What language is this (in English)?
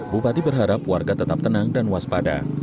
Indonesian